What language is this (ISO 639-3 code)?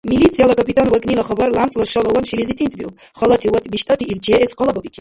dar